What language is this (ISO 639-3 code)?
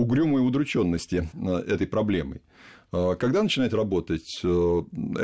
rus